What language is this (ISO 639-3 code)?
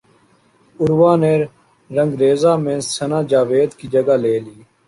urd